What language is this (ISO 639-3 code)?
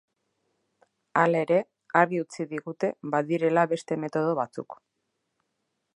eus